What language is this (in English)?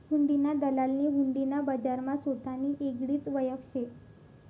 Marathi